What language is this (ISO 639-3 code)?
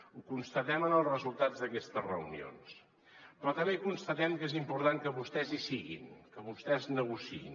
cat